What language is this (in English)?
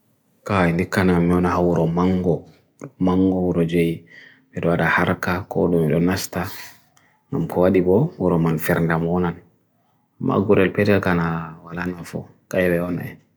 Bagirmi Fulfulde